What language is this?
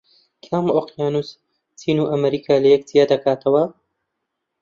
Central Kurdish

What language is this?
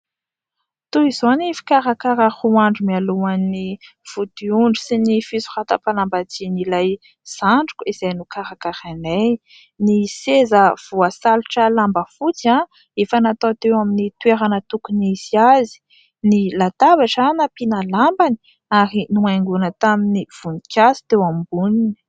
Malagasy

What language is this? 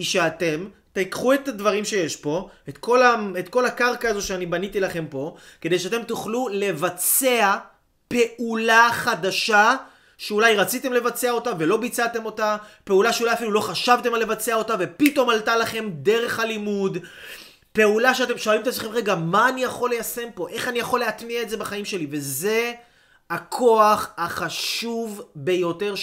Hebrew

